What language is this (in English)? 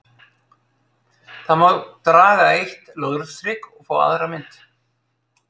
Icelandic